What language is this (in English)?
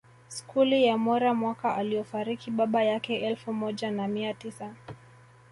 Swahili